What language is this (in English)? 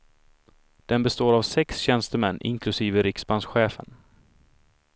Swedish